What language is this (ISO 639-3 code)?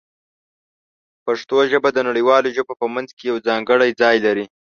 pus